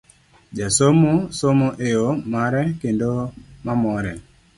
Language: Luo (Kenya and Tanzania)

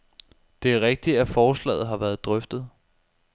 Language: Danish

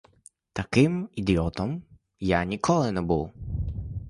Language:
Ukrainian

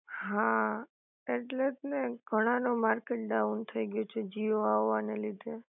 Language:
Gujarati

